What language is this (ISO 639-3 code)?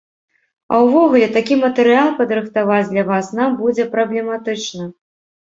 bel